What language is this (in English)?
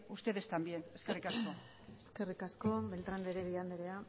Basque